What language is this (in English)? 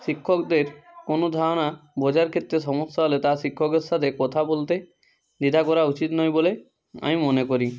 Bangla